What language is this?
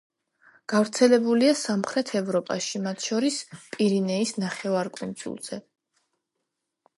Georgian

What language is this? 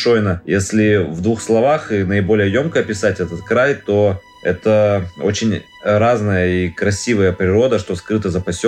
Russian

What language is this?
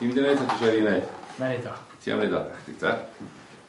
Welsh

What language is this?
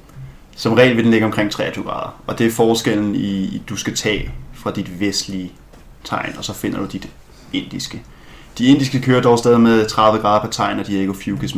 Danish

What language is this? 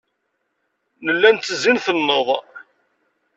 Kabyle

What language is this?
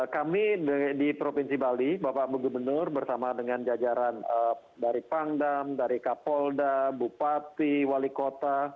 Indonesian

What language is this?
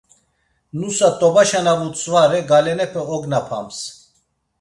Laz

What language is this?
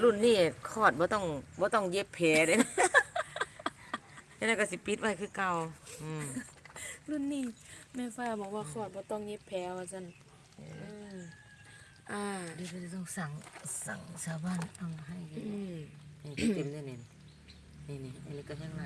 Thai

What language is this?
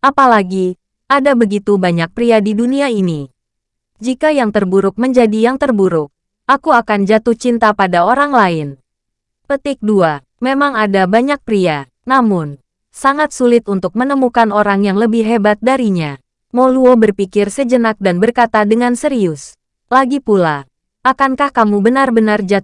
Indonesian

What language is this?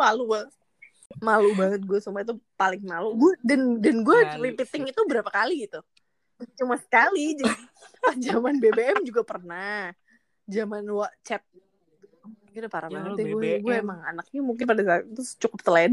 Indonesian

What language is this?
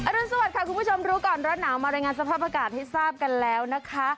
Thai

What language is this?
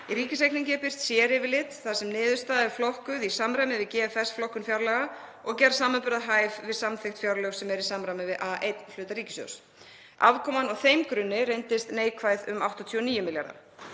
Icelandic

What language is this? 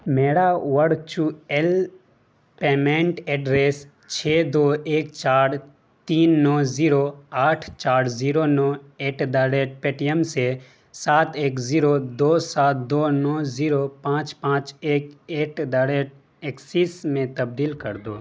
Urdu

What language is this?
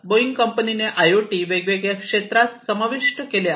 Marathi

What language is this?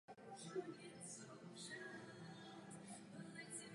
Czech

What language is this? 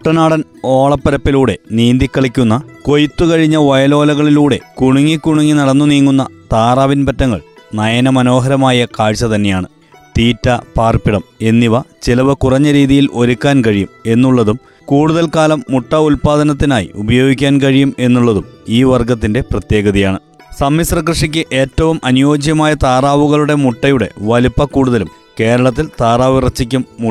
Malayalam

